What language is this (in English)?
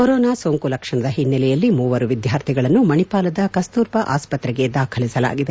Kannada